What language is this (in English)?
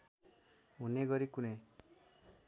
Nepali